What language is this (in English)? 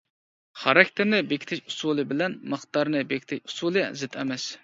Uyghur